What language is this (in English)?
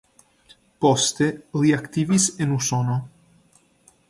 Esperanto